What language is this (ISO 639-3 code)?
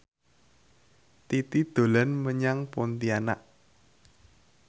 jav